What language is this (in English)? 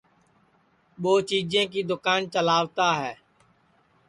Sansi